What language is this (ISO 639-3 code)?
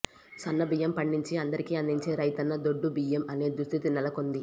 tel